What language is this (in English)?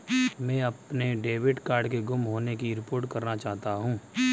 Hindi